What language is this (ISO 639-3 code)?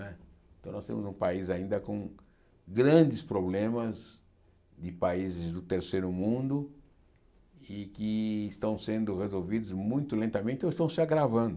por